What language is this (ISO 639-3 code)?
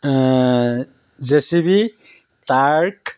asm